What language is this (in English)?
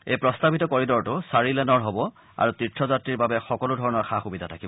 Assamese